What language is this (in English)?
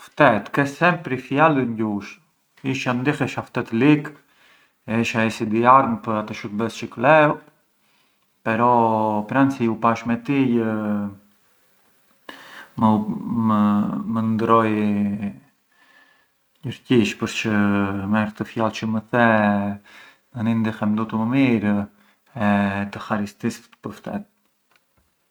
Arbëreshë Albanian